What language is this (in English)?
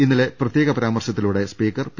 Malayalam